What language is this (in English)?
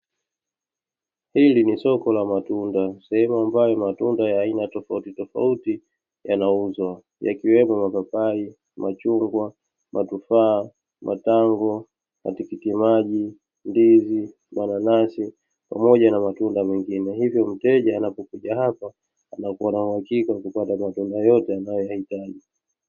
Swahili